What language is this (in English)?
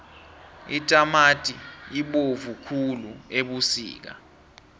South Ndebele